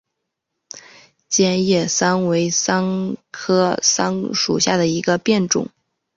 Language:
Chinese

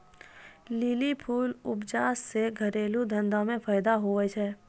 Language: Maithili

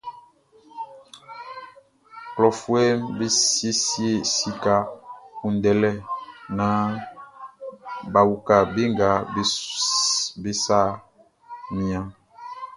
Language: Baoulé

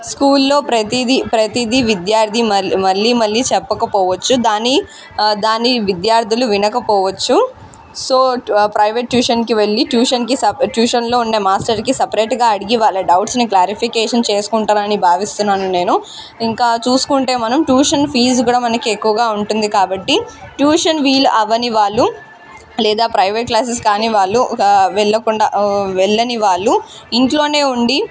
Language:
Telugu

